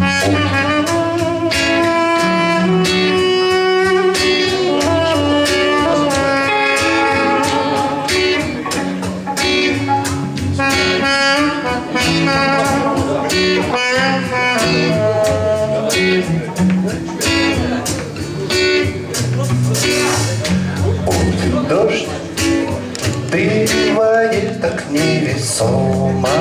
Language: Russian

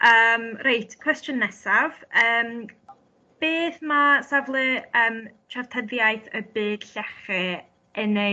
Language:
Welsh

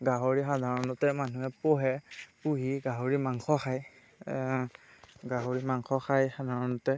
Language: Assamese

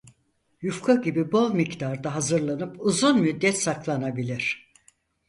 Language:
Turkish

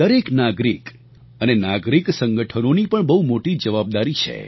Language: Gujarati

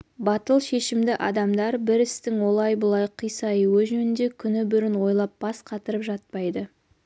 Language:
Kazakh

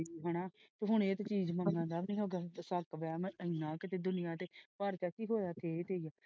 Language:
Punjabi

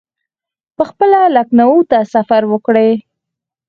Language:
Pashto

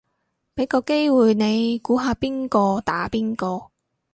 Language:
Cantonese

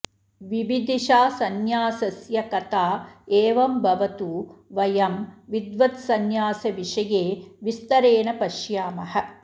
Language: Sanskrit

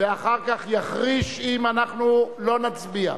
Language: Hebrew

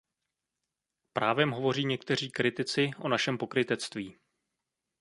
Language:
Czech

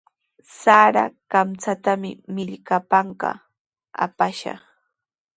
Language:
Sihuas Ancash Quechua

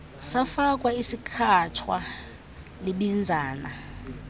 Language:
Xhosa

